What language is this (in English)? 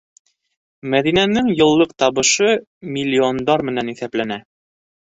Bashkir